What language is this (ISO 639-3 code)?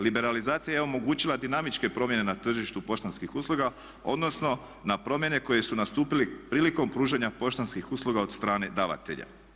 hrv